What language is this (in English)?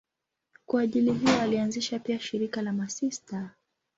Swahili